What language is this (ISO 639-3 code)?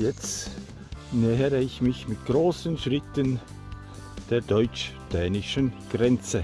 deu